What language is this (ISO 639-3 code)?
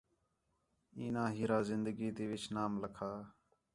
xhe